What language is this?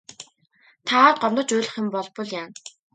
Mongolian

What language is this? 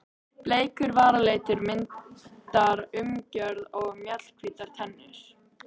Icelandic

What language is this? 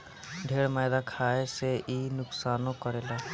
Bhojpuri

